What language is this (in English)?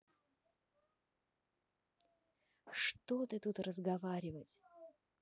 Russian